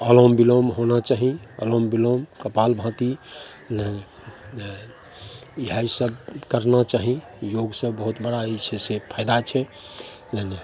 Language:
Maithili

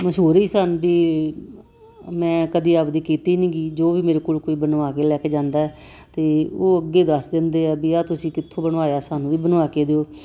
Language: Punjabi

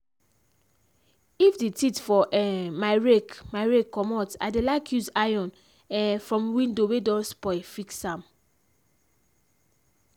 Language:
Nigerian Pidgin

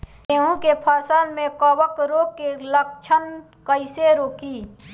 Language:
Bhojpuri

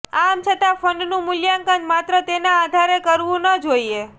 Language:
Gujarati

